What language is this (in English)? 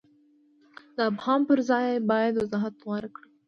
Pashto